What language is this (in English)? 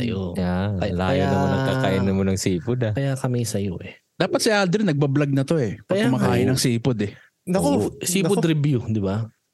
Filipino